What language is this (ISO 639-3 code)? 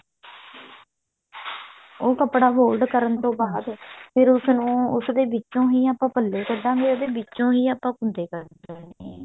pan